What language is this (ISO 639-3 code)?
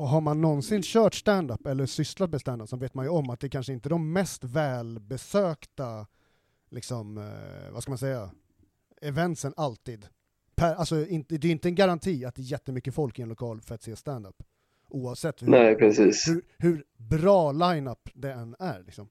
swe